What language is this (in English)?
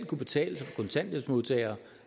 Danish